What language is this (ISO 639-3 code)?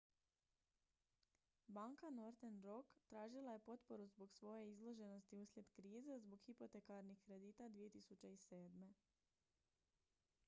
hrv